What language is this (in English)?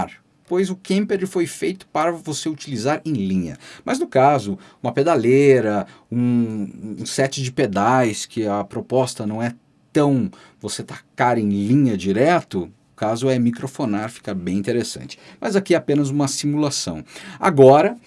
Portuguese